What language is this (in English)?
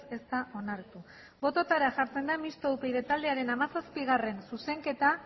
Basque